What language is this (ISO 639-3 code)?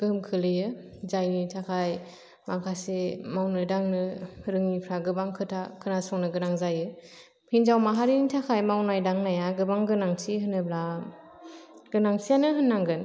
brx